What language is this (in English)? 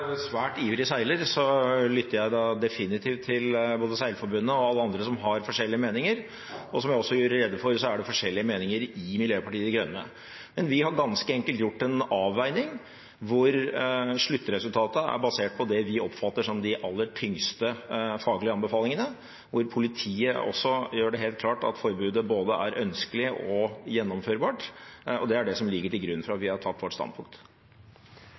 Norwegian